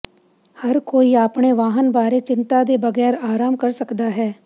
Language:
Punjabi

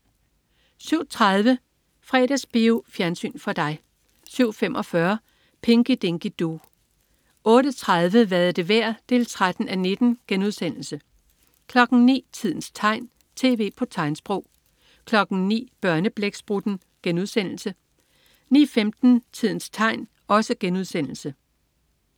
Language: Danish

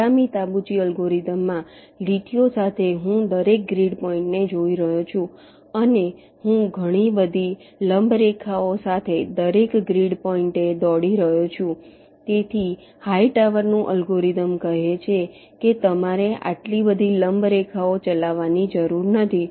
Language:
Gujarati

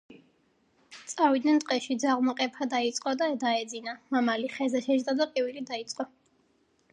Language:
Georgian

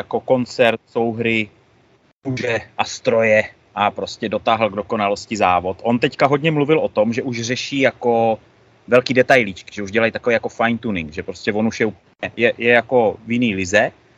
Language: Czech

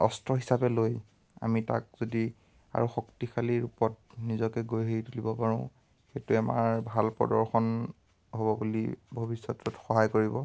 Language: Assamese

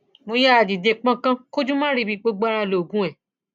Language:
Yoruba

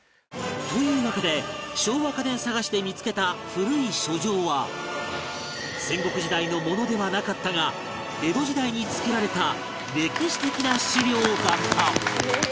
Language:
Japanese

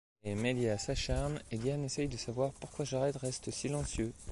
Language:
French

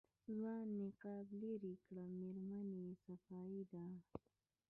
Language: Pashto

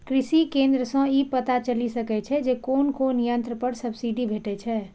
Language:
Maithili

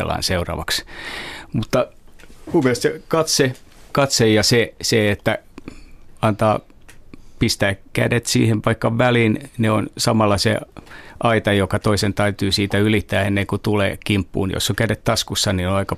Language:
Finnish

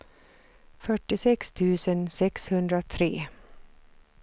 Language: Swedish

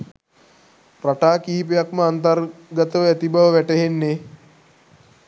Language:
Sinhala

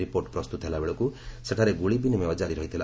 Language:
Odia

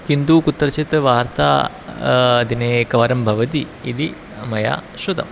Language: Sanskrit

